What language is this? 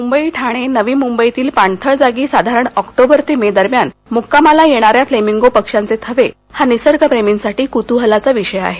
Marathi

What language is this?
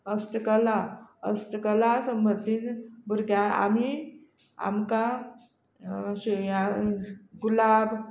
Konkani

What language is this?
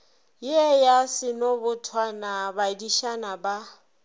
Northern Sotho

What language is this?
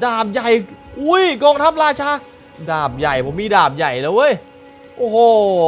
Thai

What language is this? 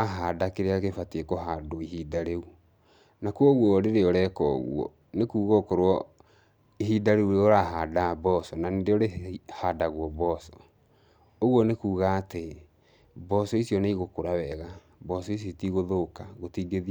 Kikuyu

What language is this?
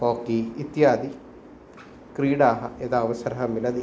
Sanskrit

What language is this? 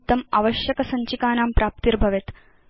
Sanskrit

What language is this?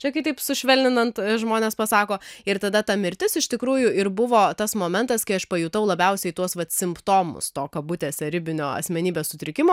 Lithuanian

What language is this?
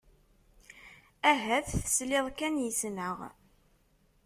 Kabyle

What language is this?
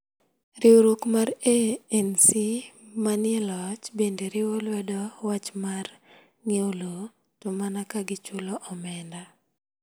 Luo (Kenya and Tanzania)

